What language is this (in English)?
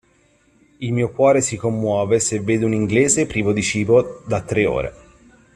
Italian